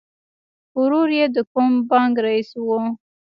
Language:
Pashto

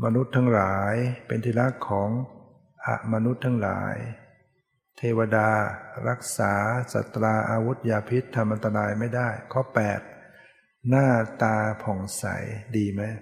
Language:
Thai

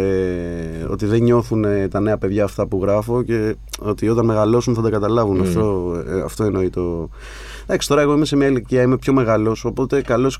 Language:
Greek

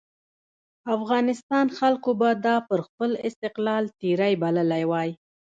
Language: Pashto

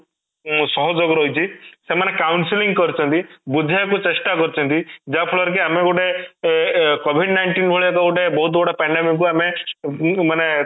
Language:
Odia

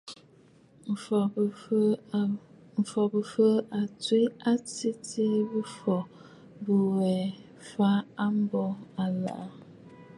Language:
Bafut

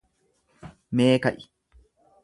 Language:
Oromo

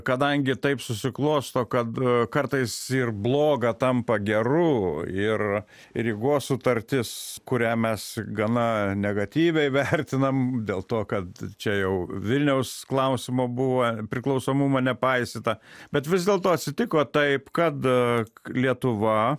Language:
Lithuanian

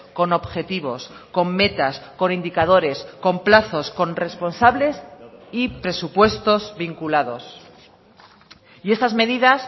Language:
Spanish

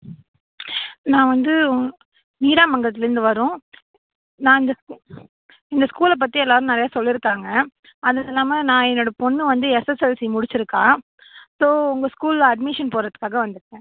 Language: Tamil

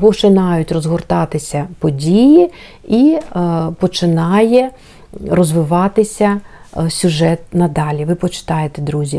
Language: Ukrainian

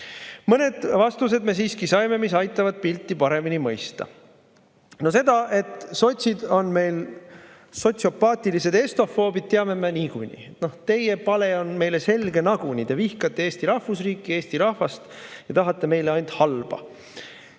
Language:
Estonian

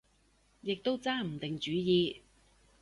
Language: Cantonese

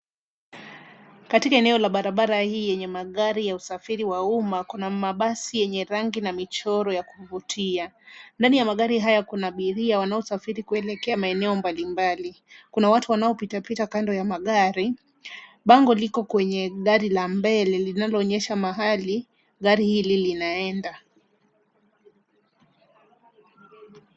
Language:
Swahili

